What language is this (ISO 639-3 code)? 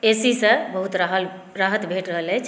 mai